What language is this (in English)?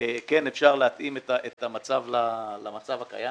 Hebrew